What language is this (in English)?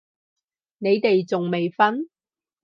Cantonese